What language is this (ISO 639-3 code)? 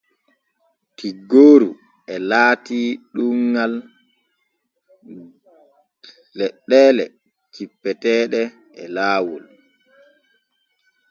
fue